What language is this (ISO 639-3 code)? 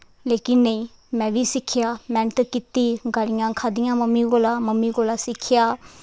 doi